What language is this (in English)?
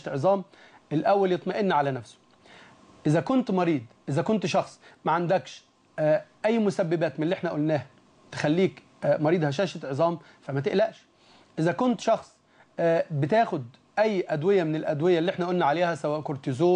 Arabic